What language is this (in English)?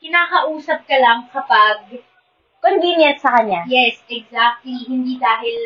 Filipino